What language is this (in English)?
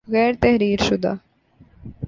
Urdu